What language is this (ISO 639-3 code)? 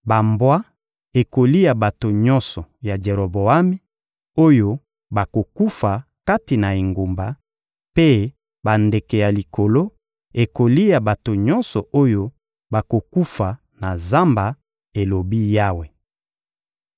lin